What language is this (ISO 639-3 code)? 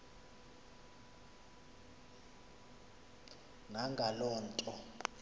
xho